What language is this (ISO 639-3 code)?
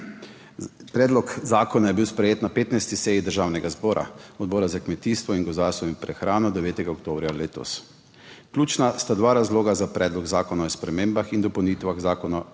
slv